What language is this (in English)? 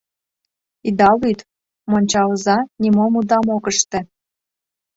Mari